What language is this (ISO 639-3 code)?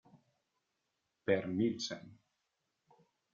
ita